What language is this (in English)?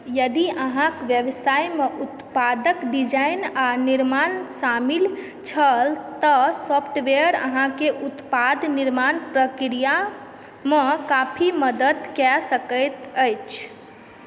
Maithili